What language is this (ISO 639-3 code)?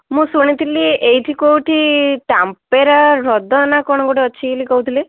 ori